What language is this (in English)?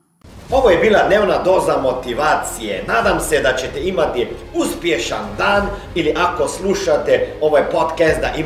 Croatian